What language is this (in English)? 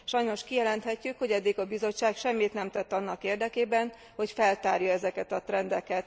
Hungarian